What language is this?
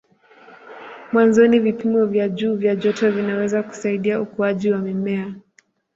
Swahili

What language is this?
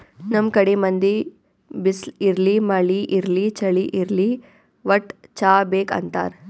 Kannada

